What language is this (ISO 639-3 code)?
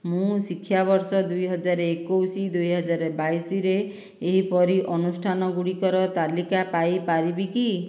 ori